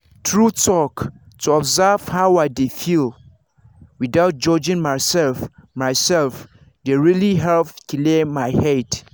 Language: Nigerian Pidgin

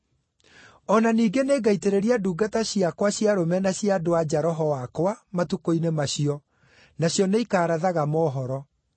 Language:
Kikuyu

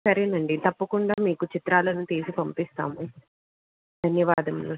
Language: Telugu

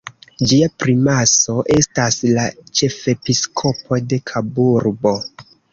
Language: Esperanto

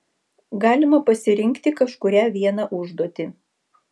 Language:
Lithuanian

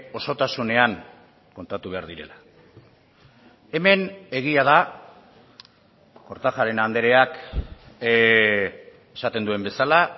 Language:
Basque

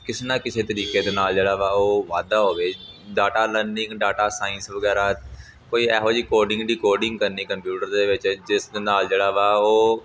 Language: Punjabi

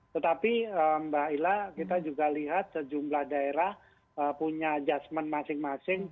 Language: Indonesian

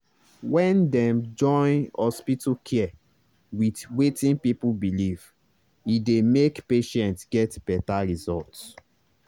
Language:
Nigerian Pidgin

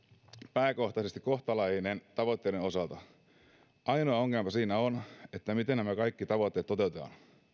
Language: Finnish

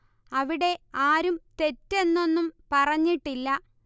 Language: Malayalam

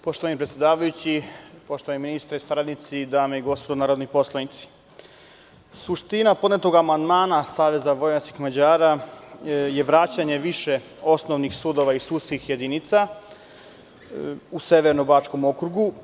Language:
Serbian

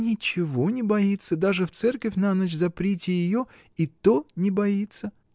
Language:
Russian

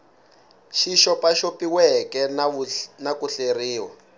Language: Tsonga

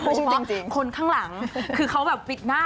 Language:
Thai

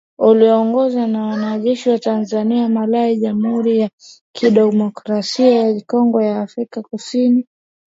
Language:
Swahili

